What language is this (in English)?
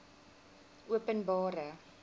Afrikaans